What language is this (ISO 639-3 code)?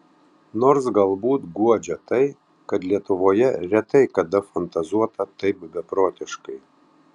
lit